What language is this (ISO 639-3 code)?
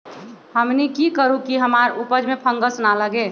mag